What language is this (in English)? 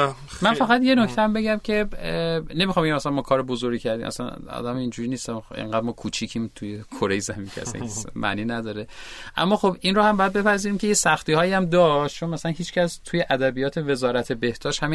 Persian